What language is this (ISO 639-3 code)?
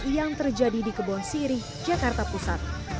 ind